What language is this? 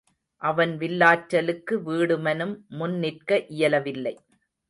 Tamil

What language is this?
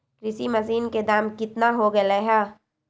Magahi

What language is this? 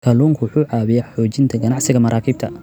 Somali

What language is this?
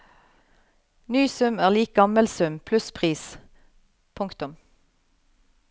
Norwegian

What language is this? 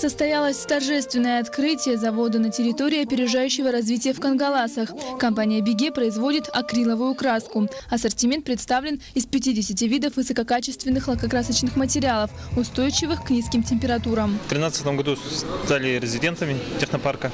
Russian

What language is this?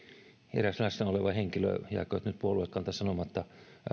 Finnish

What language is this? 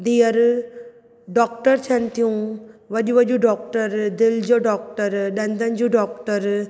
Sindhi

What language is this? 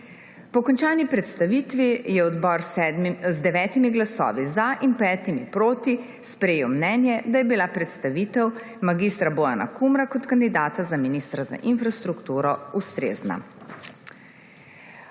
Slovenian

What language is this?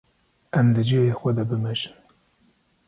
Kurdish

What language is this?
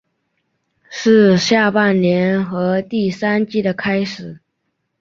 Chinese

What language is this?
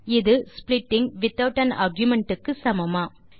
Tamil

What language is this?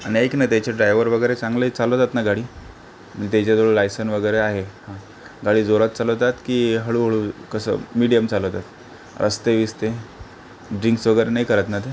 Marathi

